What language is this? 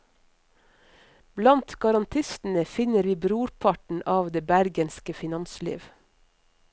Norwegian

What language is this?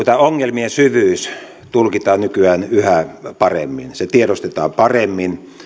Finnish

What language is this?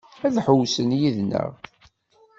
Kabyle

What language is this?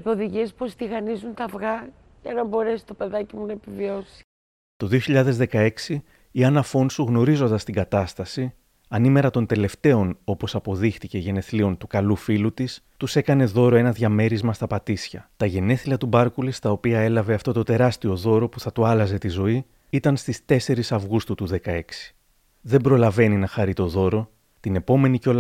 Greek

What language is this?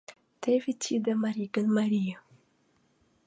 Mari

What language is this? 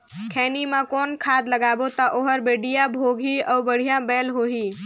Chhattisgarhi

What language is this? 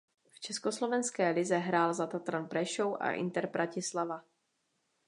Czech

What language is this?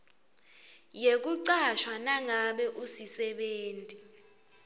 Swati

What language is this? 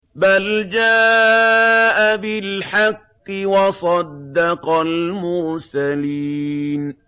Arabic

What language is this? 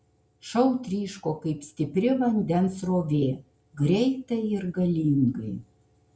Lithuanian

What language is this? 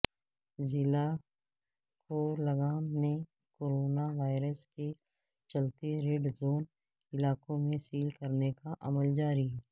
Urdu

